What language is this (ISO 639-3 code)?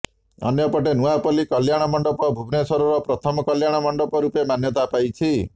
ori